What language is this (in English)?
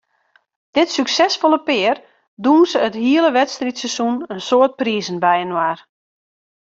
Western Frisian